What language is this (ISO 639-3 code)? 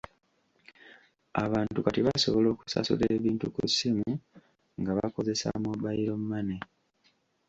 lug